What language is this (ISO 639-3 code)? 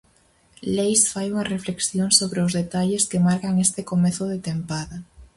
glg